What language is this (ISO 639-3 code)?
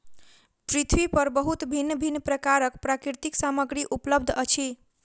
mai